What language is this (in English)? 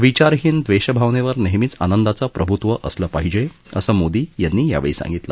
Marathi